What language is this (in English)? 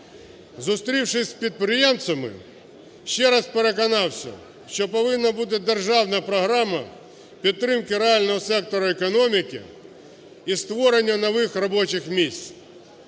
Ukrainian